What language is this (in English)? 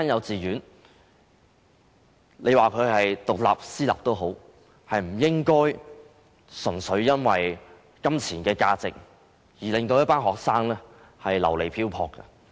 Cantonese